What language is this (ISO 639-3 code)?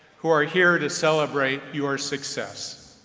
eng